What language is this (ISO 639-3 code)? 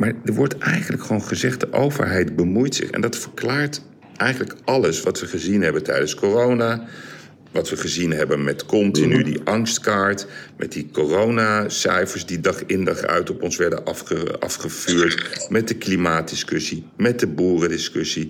nld